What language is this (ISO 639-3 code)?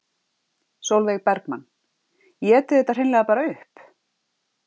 isl